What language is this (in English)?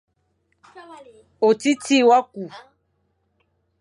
Fang